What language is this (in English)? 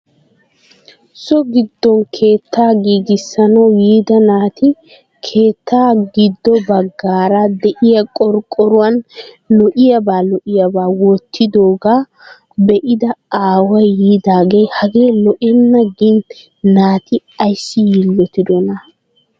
Wolaytta